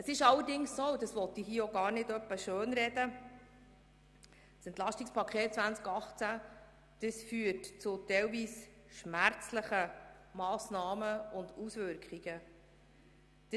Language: Swiss German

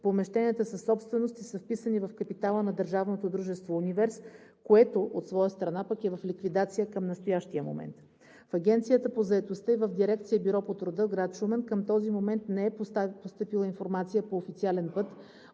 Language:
Bulgarian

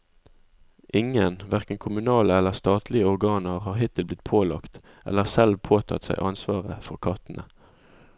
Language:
Norwegian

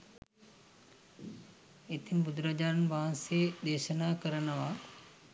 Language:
Sinhala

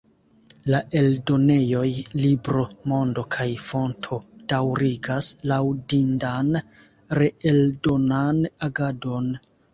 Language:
Esperanto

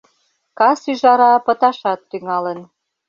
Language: Mari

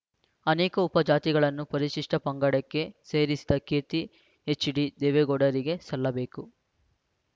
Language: Kannada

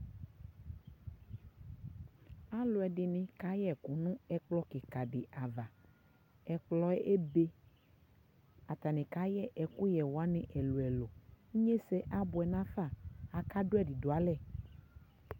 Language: Ikposo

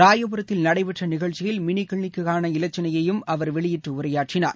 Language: Tamil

